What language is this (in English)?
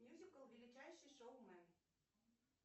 Russian